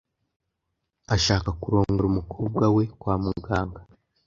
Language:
Kinyarwanda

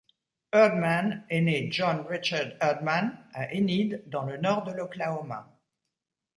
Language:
French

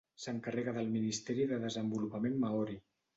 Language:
Catalan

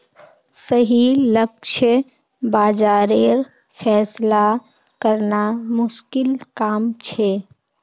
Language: Magahi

